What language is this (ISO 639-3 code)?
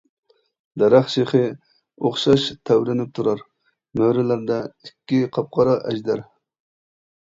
uig